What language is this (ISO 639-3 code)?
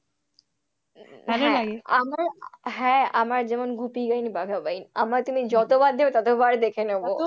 ben